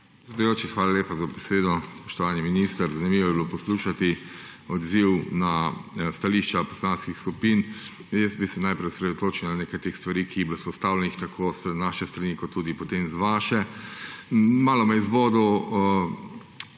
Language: Slovenian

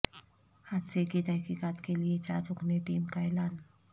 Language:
Urdu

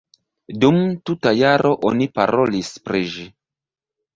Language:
Esperanto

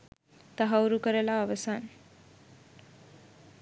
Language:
Sinhala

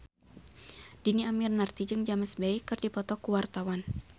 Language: Sundanese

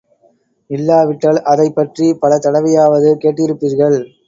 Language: Tamil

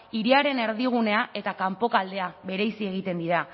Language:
Basque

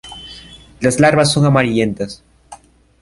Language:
Spanish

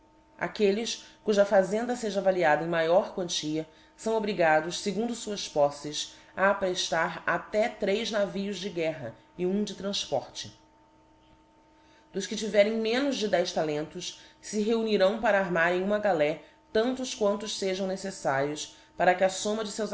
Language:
Portuguese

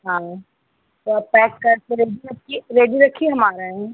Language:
Hindi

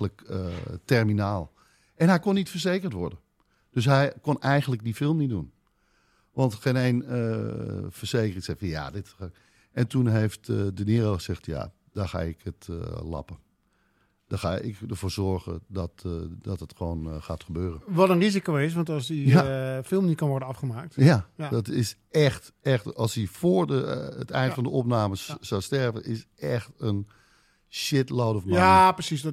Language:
Dutch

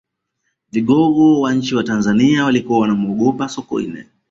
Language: Swahili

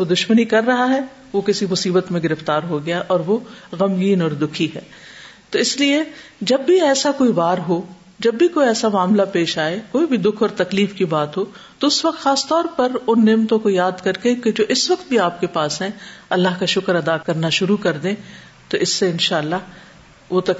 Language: Urdu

